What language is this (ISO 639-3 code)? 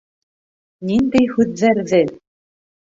bak